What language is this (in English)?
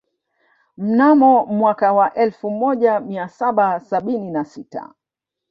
Swahili